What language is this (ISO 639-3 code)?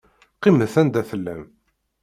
kab